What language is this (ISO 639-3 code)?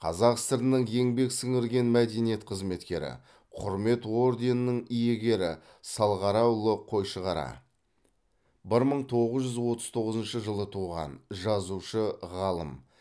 kaz